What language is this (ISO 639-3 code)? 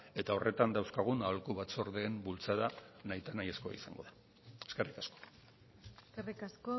eus